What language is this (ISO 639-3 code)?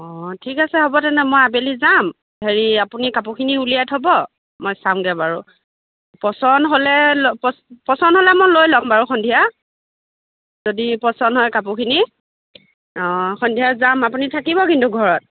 asm